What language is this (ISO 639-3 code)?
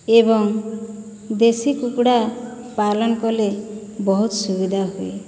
ori